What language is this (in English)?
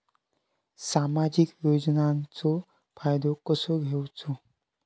Marathi